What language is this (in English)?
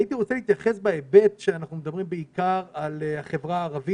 Hebrew